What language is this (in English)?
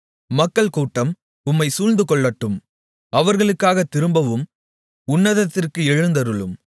Tamil